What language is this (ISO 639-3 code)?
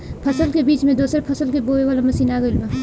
bho